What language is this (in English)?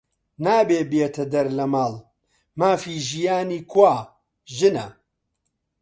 Central Kurdish